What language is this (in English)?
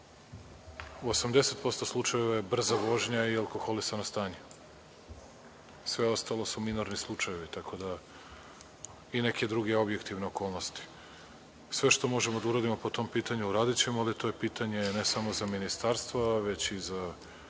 Serbian